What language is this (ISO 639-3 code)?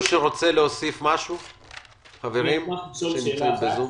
heb